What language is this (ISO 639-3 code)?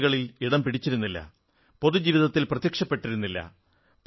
mal